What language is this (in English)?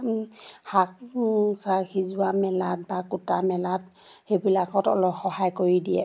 Assamese